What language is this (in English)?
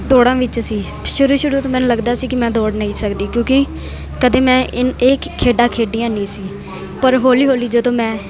Punjabi